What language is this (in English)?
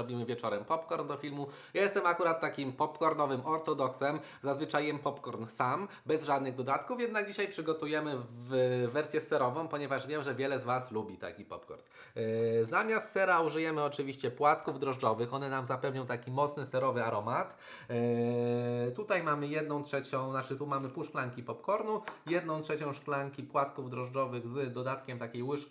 Polish